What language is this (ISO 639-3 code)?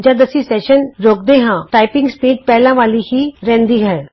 pan